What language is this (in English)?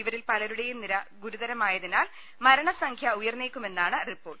Malayalam